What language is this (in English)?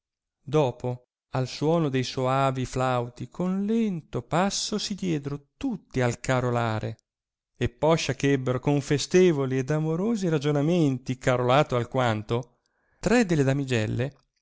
Italian